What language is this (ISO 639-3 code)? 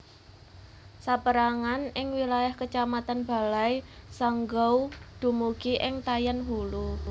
jav